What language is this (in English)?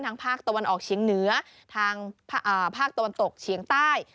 Thai